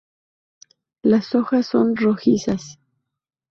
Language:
Spanish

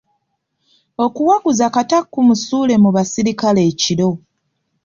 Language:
Ganda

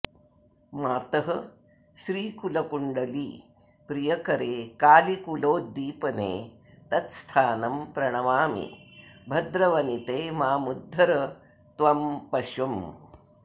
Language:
Sanskrit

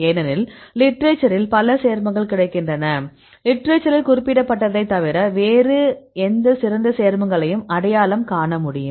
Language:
Tamil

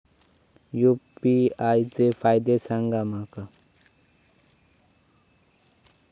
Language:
Marathi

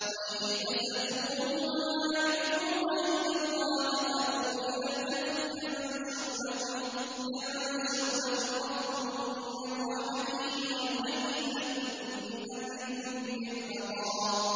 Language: Arabic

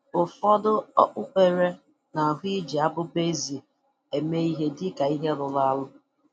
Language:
Igbo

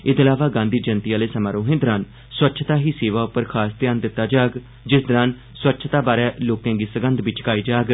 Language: Dogri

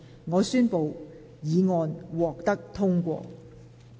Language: Cantonese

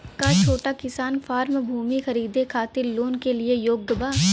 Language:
Bhojpuri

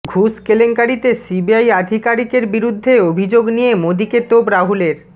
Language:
Bangla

